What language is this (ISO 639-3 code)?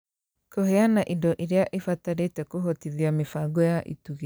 kik